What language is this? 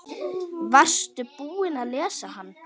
Icelandic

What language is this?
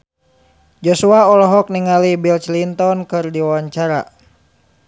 Sundanese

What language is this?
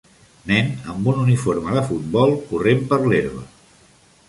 Catalan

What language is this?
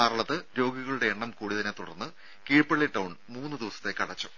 Malayalam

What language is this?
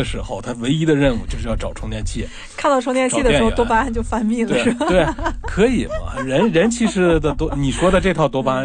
Chinese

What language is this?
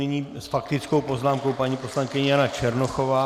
Czech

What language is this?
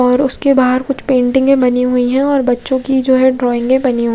Hindi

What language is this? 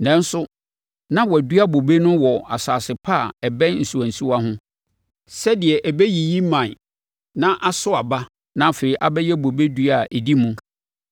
Akan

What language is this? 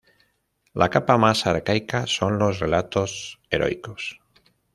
Spanish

